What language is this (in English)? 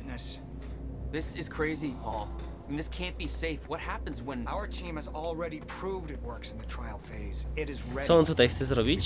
Polish